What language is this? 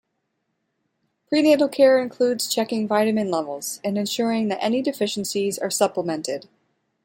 English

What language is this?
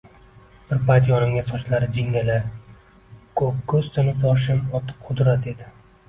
Uzbek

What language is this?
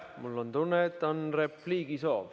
Estonian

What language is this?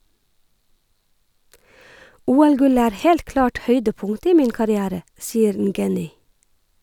Norwegian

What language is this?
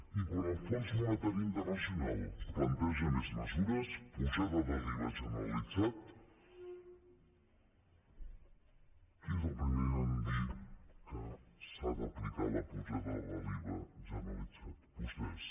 Catalan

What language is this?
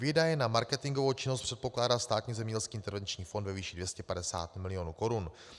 Czech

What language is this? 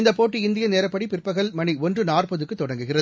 Tamil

